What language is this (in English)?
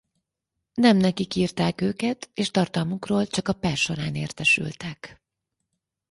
Hungarian